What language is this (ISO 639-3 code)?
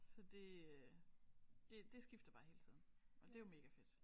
dan